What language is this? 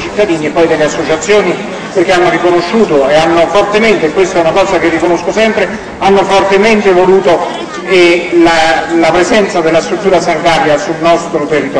Italian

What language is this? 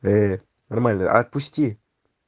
Russian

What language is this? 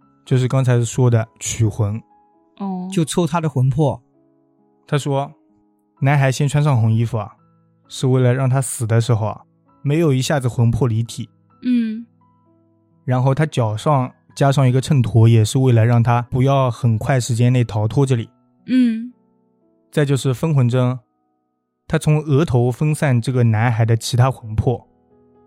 Chinese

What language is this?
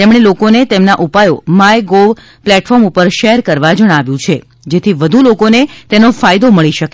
Gujarati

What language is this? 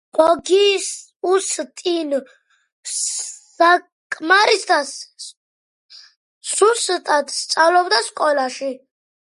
Georgian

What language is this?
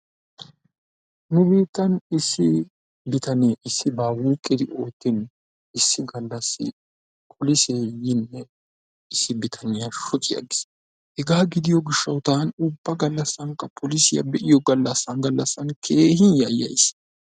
Wolaytta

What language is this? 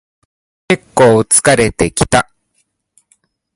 Japanese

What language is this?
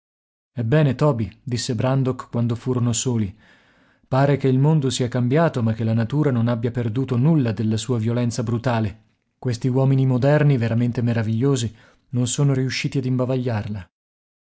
Italian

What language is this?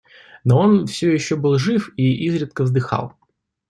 Russian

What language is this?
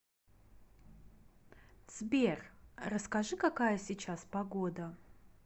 Russian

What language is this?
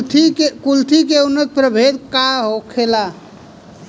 Bhojpuri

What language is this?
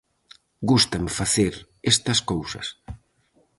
Galician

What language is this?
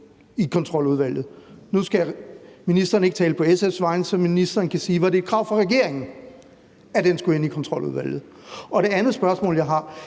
Danish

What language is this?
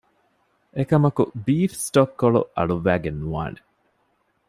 Divehi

